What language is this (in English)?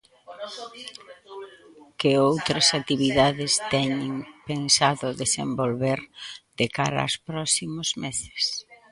Galician